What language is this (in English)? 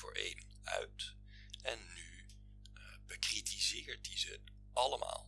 Dutch